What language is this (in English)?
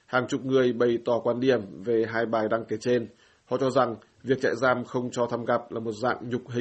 Vietnamese